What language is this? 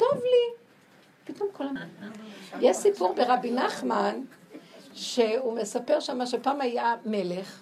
Hebrew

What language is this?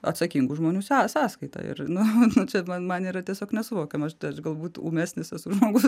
Lithuanian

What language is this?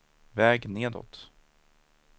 Swedish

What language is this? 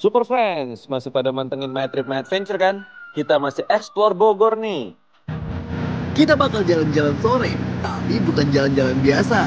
Indonesian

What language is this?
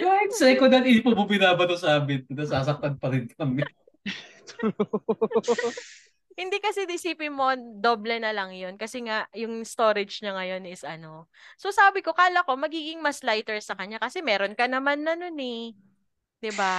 Filipino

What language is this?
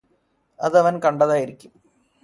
Malayalam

